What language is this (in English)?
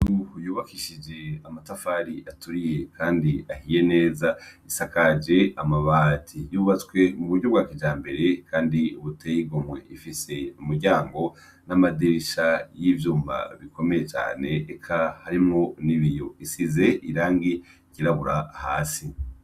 Rundi